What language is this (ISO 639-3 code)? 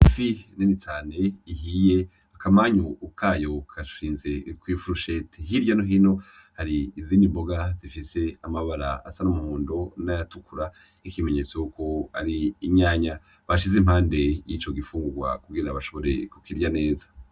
run